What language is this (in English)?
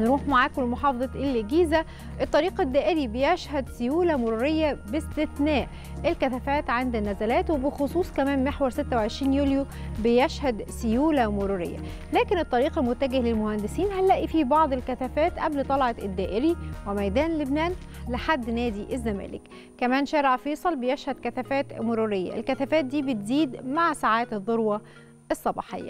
Arabic